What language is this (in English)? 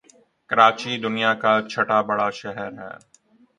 Urdu